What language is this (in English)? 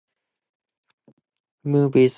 English